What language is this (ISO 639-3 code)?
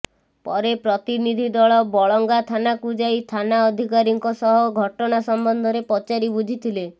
ori